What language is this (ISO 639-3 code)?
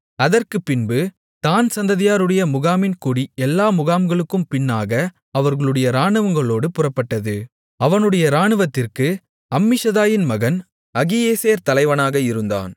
tam